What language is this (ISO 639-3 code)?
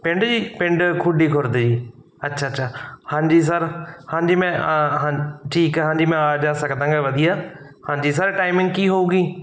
pan